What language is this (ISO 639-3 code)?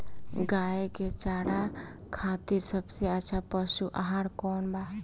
bho